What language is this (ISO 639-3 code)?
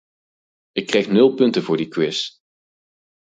nld